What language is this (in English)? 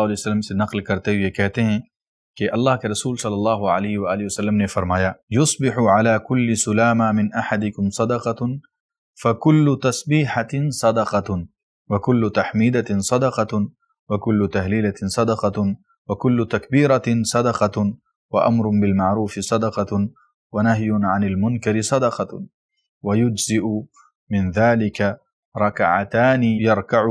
Arabic